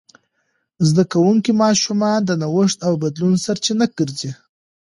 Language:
Pashto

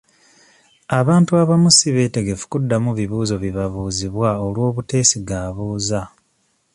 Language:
Ganda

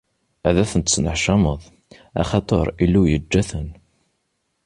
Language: Kabyle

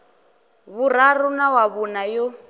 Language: Venda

